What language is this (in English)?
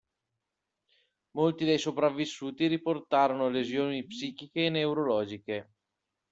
Italian